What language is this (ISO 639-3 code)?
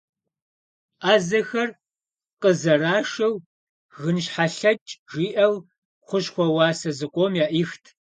kbd